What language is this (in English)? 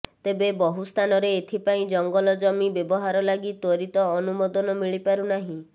Odia